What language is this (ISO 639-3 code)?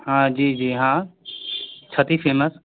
mai